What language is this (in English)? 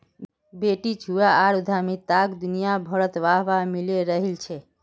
Magahi